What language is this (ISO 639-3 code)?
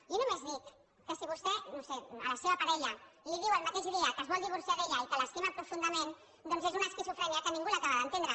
cat